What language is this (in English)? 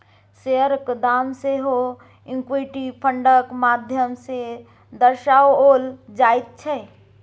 Maithili